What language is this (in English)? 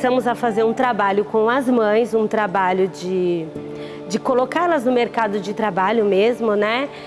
Portuguese